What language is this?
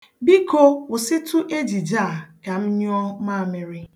Igbo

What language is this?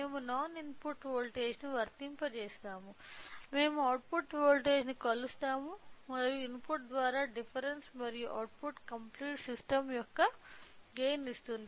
Telugu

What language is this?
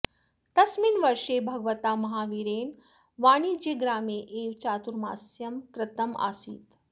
Sanskrit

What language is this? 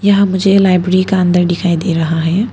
Hindi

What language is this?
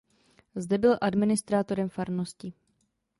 Czech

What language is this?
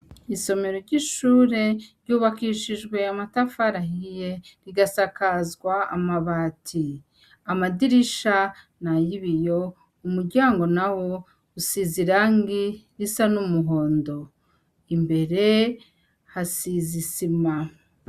Rundi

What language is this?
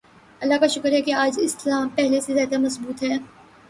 Urdu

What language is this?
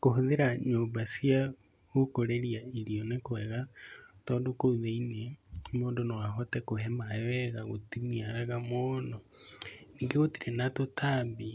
Kikuyu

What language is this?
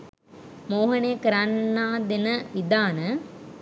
Sinhala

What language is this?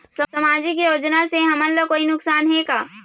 Chhattisgarhi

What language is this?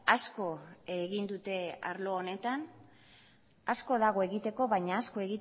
Basque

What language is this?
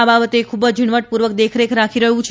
Gujarati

